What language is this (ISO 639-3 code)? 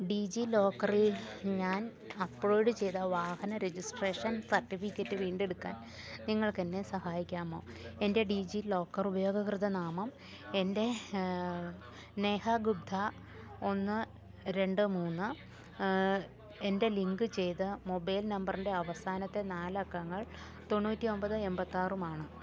mal